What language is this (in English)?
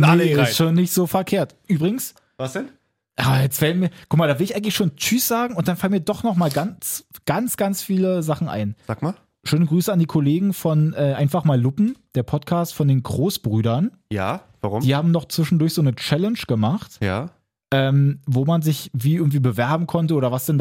German